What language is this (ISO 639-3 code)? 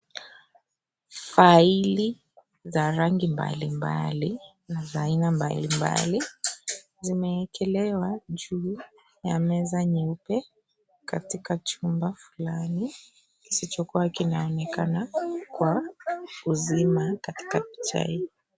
swa